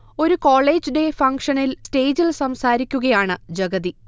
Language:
Malayalam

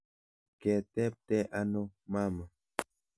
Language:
Kalenjin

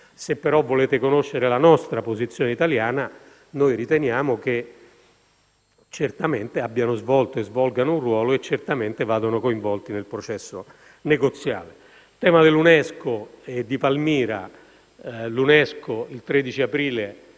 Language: Italian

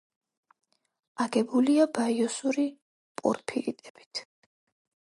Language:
Georgian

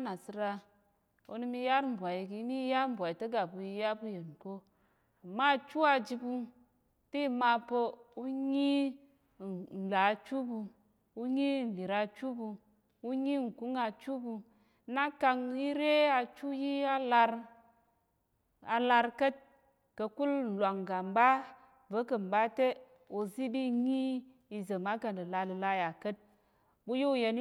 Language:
Tarok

